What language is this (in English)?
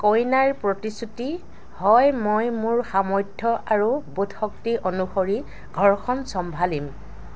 Assamese